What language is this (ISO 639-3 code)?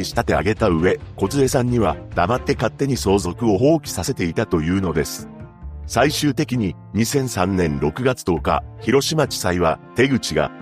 jpn